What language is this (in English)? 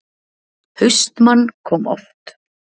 Icelandic